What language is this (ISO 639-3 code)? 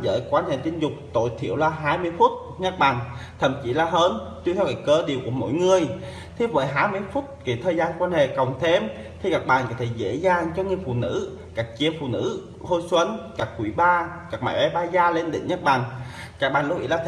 vie